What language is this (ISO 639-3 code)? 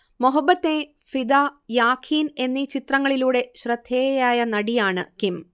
mal